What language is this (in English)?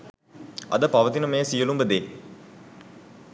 Sinhala